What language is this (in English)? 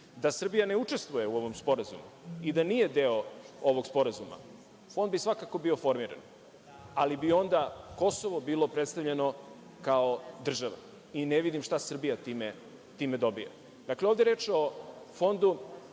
Serbian